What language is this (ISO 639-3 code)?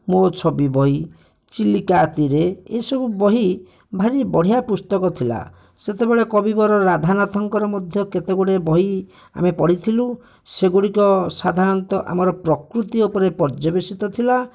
ori